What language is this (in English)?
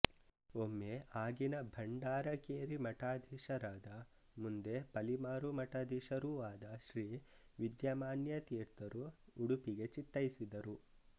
Kannada